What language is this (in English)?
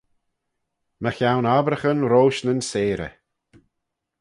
Manx